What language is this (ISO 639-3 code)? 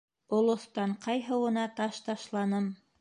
bak